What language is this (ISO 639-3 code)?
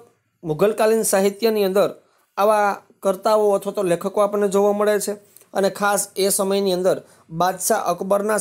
hin